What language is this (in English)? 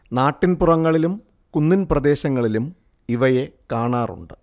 Malayalam